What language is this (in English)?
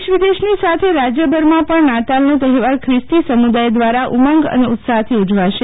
Gujarati